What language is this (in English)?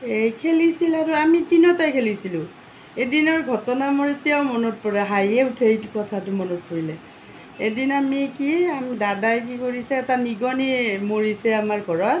Assamese